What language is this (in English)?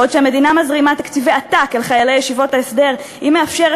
Hebrew